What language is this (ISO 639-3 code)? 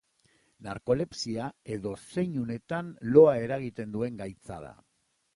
eus